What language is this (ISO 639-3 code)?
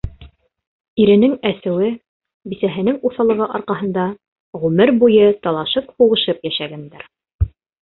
bak